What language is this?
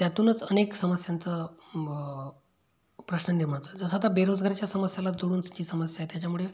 Marathi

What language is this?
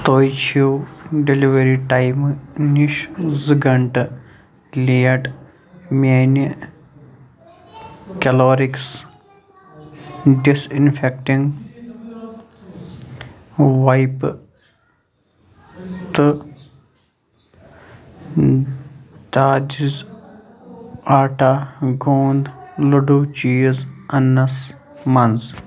Kashmiri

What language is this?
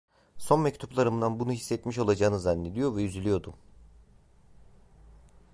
Turkish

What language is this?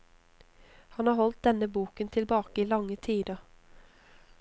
Norwegian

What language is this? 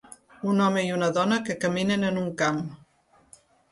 Catalan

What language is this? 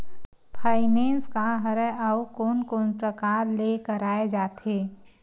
Chhattisgarhi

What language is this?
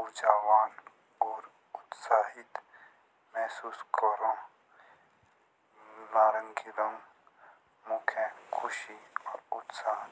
Jaunsari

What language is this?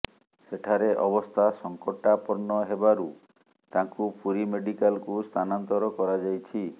Odia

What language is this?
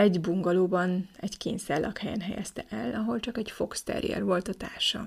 Hungarian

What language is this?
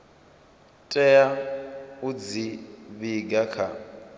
Venda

